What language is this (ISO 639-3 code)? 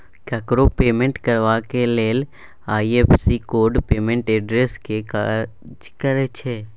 mai